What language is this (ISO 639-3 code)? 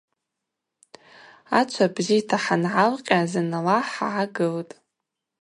abq